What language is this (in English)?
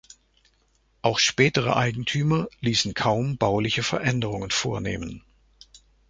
German